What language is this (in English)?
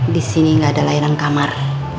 Indonesian